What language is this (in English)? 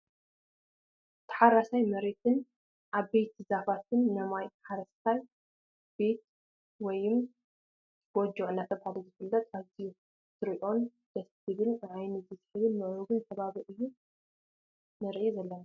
Tigrinya